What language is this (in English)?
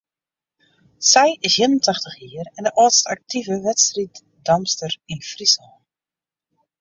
Western Frisian